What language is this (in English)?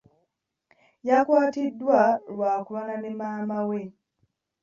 Ganda